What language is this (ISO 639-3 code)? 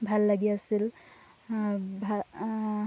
asm